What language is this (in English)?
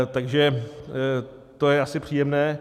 Czech